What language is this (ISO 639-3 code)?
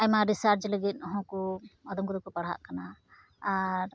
sat